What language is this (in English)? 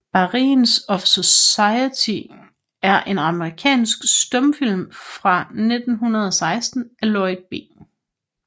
Danish